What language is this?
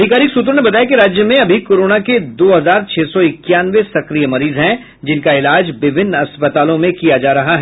Hindi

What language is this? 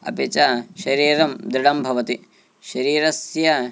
Sanskrit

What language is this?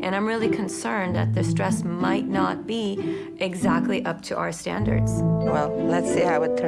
English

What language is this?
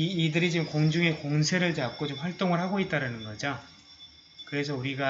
Korean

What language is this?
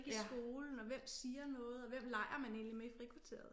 Danish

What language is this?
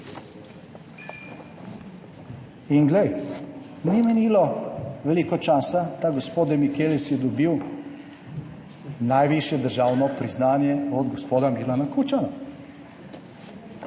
Slovenian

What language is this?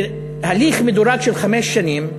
Hebrew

